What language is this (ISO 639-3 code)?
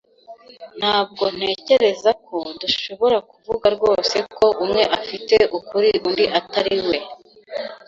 kin